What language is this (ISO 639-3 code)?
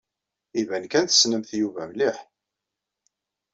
kab